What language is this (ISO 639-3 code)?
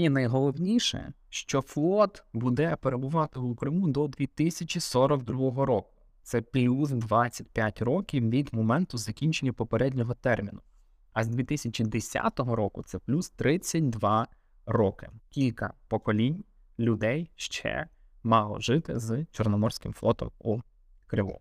ukr